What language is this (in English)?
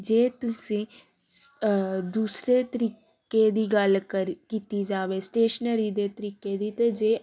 Punjabi